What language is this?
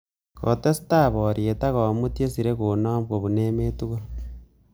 Kalenjin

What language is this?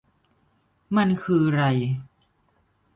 Thai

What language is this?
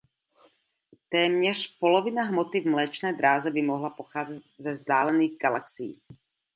Czech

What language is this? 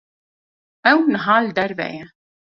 Kurdish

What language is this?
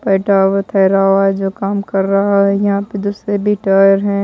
Hindi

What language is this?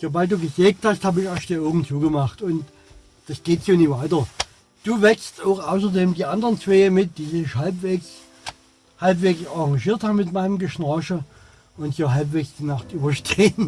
German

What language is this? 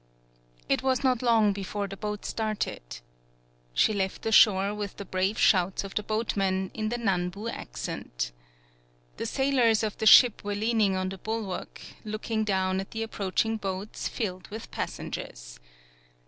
English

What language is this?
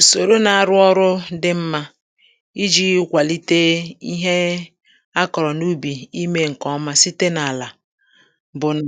Igbo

